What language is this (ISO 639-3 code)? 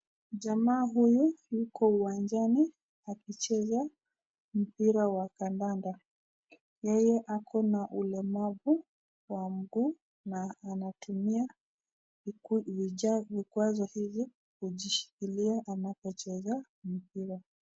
swa